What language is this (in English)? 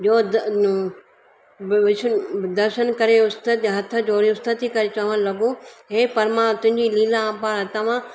Sindhi